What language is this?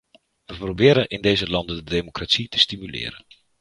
Dutch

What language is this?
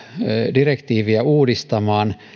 Finnish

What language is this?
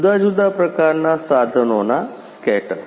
Gujarati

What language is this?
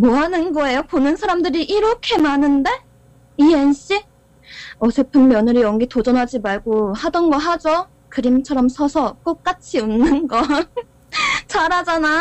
Korean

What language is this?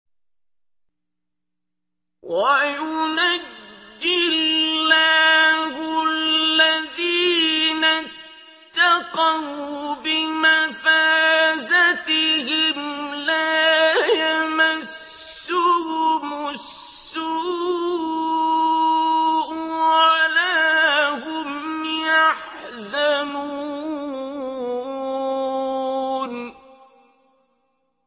Arabic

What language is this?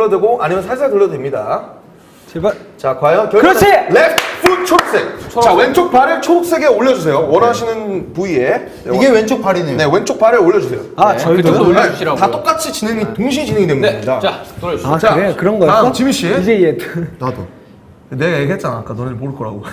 Korean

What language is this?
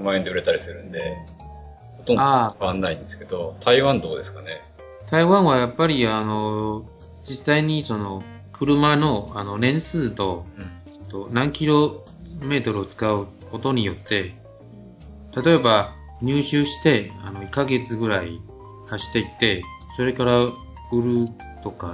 Japanese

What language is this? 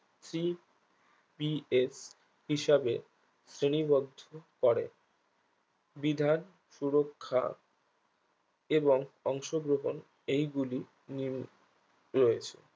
Bangla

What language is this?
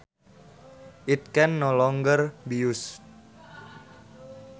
Sundanese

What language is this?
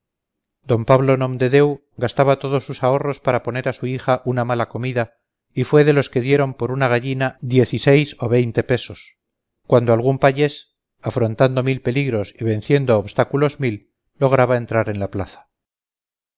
Spanish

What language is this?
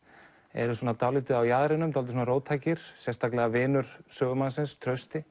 Icelandic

